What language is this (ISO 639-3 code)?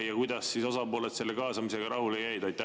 est